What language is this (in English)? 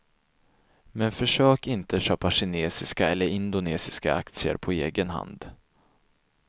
Swedish